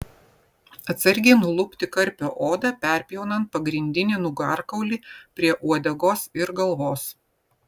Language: Lithuanian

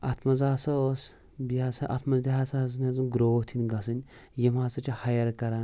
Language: Kashmiri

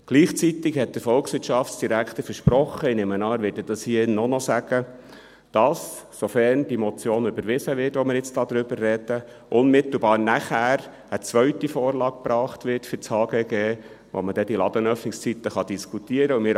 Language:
Swiss German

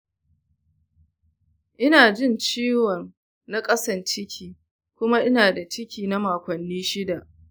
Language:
Hausa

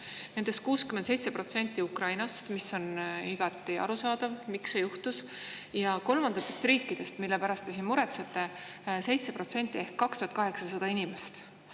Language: Estonian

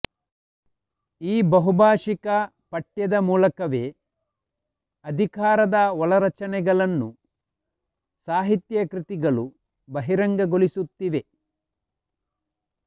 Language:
Kannada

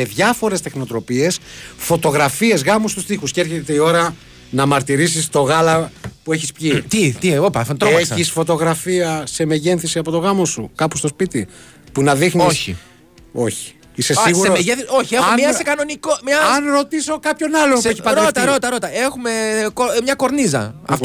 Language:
Greek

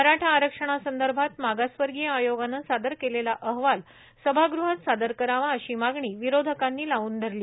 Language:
Marathi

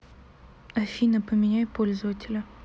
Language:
Russian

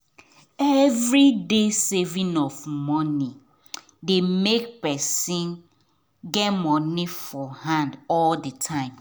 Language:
Nigerian Pidgin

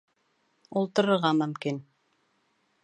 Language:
Bashkir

